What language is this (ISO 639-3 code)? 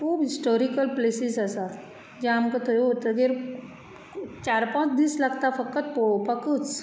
kok